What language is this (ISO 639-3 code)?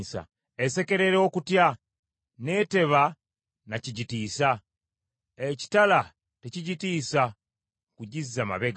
lug